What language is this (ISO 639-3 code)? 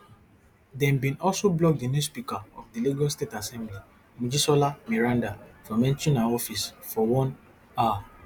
pcm